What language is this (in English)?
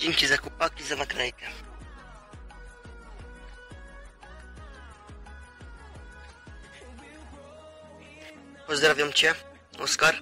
Polish